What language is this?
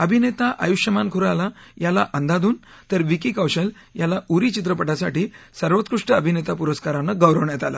Marathi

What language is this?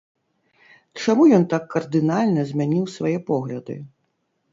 Belarusian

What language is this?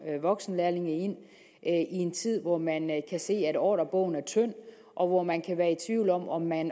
Danish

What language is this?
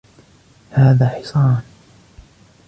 Arabic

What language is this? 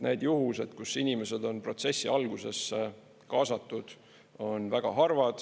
Estonian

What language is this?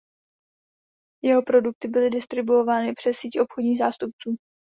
Czech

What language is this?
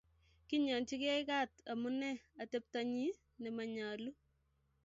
Kalenjin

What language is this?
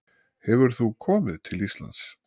Icelandic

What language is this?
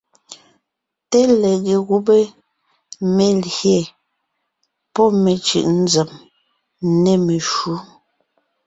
Ngiemboon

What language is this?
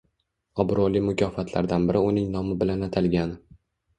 Uzbek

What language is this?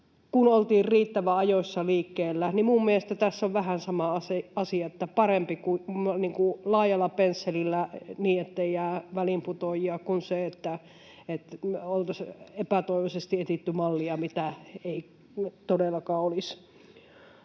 Finnish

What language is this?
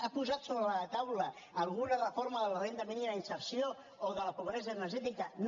Catalan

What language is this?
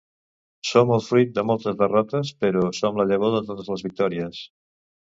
Catalan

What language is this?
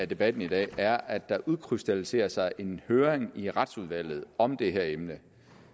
Danish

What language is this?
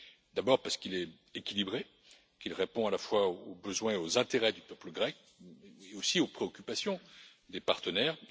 French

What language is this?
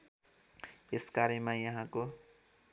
Nepali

